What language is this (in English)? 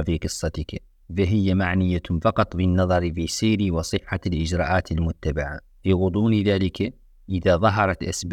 Arabic